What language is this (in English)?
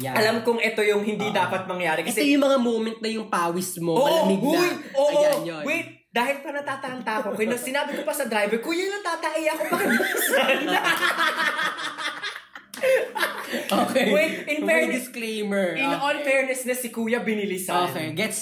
Filipino